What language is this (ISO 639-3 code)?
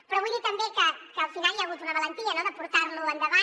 cat